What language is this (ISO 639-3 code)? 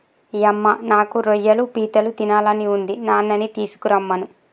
tel